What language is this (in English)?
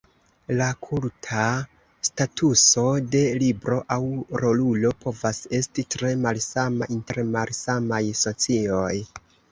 Esperanto